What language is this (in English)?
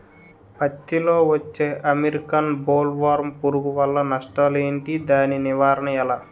Telugu